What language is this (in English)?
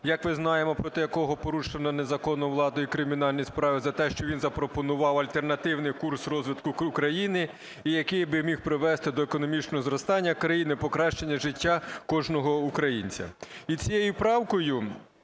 Ukrainian